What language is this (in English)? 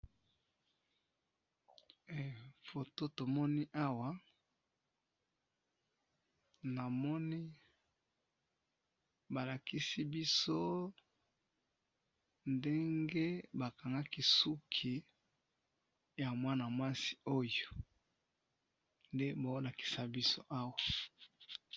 Lingala